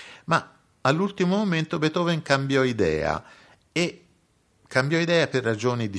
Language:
Italian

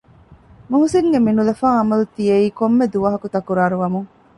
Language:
Divehi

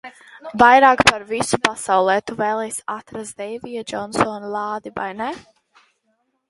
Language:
Latvian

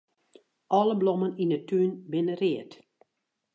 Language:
Western Frisian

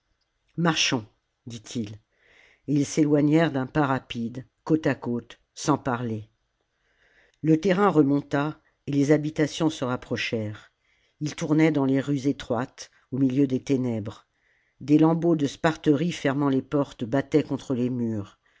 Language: French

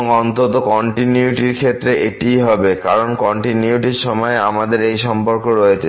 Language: Bangla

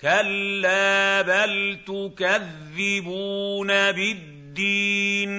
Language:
Arabic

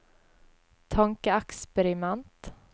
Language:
Norwegian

